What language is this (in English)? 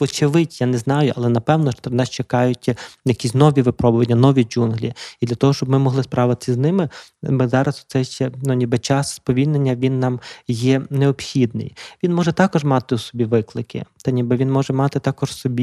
Ukrainian